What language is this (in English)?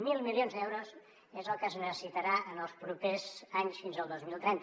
Catalan